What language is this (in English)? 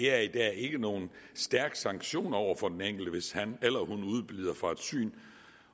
Danish